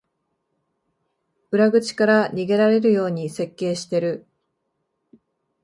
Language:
Japanese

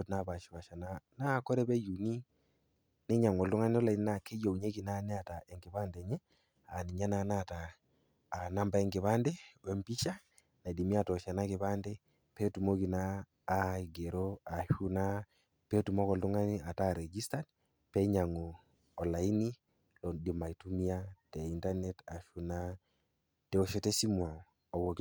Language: Masai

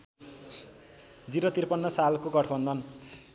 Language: Nepali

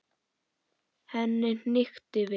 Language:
Icelandic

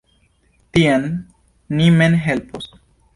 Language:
Esperanto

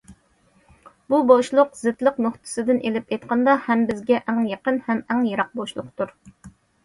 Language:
Uyghur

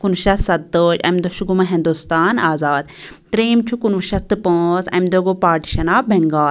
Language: Kashmiri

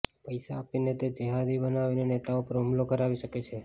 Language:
Gujarati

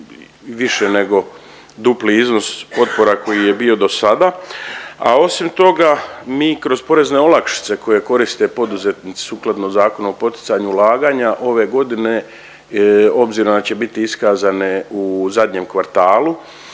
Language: Croatian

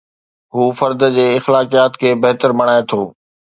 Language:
Sindhi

